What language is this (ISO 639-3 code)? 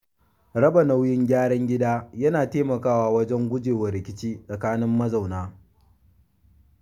hau